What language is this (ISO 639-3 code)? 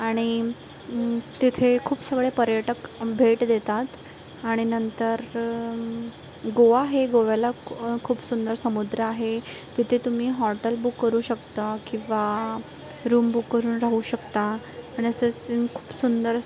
mar